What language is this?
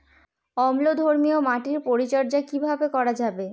Bangla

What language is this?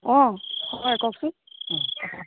Assamese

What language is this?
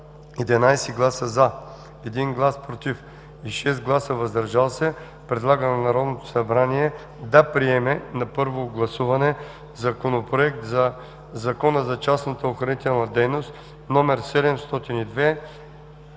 Bulgarian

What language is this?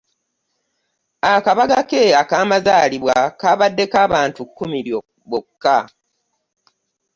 Ganda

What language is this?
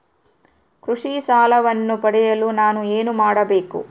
Kannada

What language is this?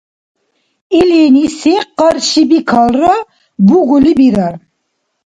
Dargwa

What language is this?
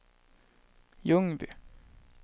Swedish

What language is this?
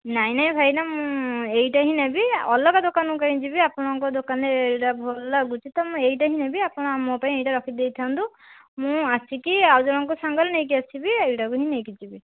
Odia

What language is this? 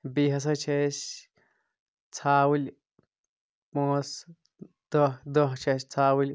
Kashmiri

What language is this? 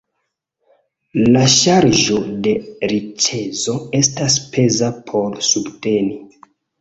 Esperanto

